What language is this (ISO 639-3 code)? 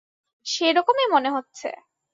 ben